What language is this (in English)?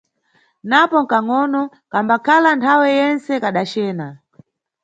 Nyungwe